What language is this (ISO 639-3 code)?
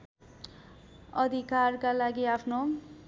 nep